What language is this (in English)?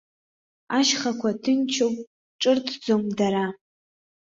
Abkhazian